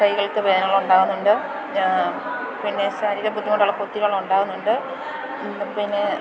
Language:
Malayalam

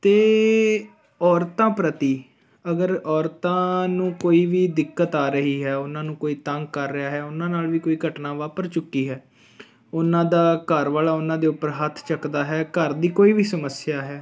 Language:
Punjabi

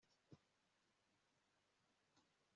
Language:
Kinyarwanda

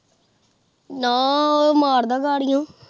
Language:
Punjabi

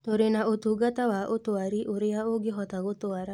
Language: Kikuyu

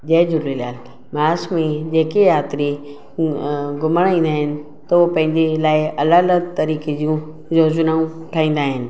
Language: Sindhi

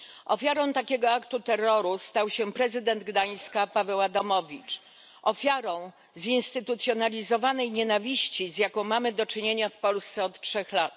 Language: Polish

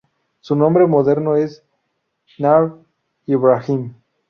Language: Spanish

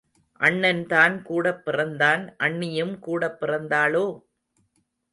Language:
Tamil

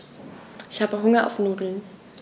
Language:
German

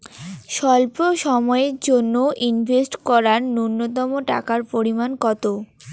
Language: Bangla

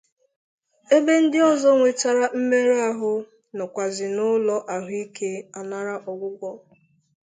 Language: Igbo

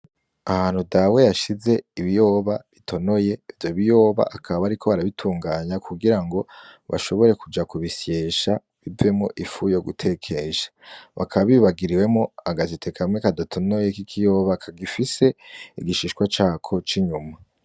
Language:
Rundi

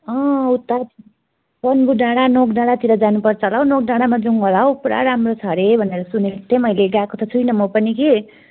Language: Nepali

